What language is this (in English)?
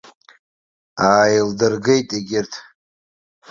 Abkhazian